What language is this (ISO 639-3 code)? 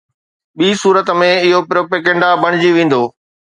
snd